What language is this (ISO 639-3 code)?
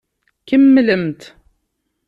kab